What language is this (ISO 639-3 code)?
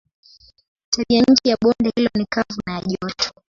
swa